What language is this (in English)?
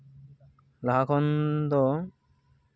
Santali